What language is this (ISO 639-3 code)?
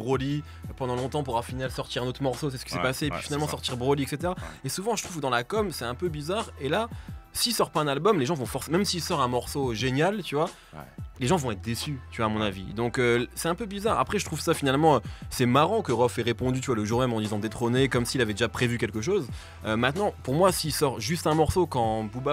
fra